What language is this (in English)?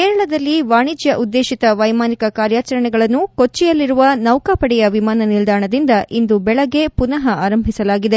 Kannada